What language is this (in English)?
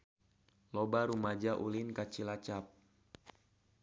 Sundanese